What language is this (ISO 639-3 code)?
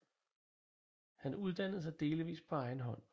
dan